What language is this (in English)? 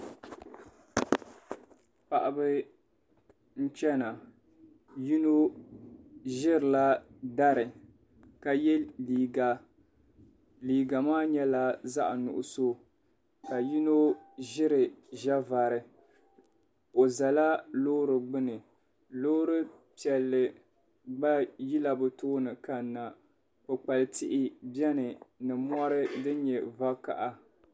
Dagbani